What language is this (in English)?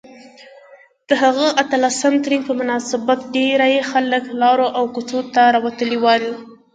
Pashto